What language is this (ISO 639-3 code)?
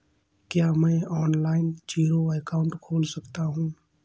hin